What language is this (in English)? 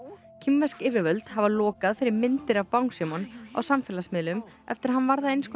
Icelandic